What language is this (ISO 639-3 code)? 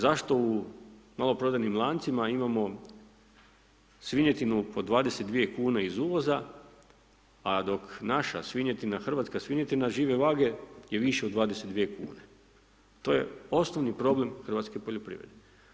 hrv